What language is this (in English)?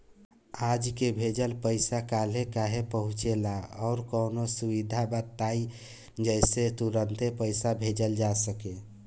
Bhojpuri